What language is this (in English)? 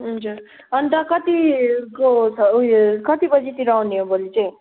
Nepali